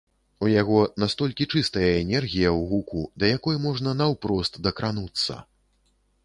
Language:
Belarusian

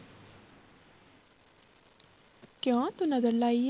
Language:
Punjabi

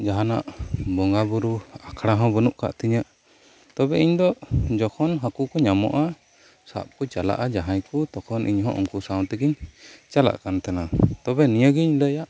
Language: Santali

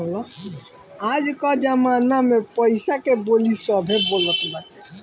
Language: Bhojpuri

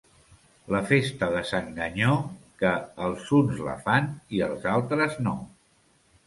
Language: Catalan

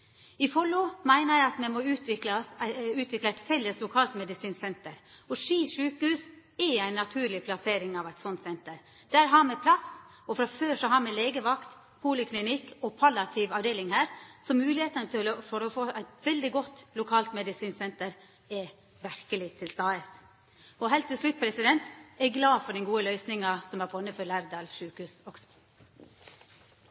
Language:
Norwegian Nynorsk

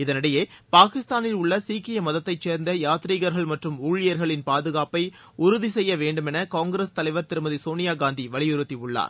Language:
Tamil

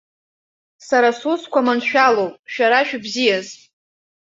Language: Abkhazian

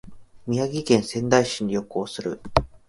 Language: Japanese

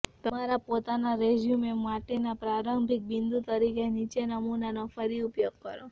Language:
Gujarati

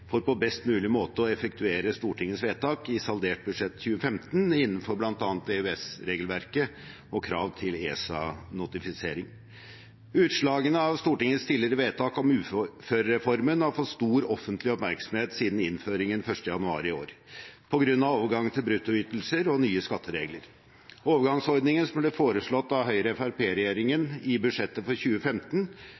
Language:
Norwegian Bokmål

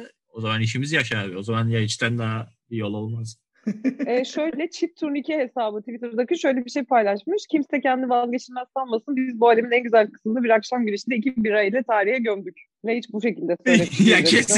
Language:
Turkish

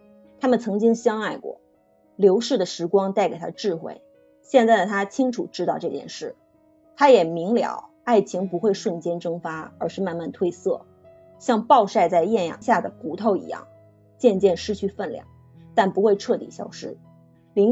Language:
Chinese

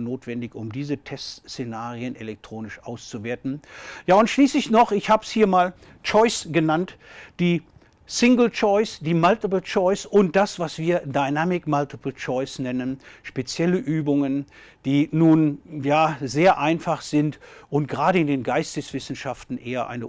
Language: German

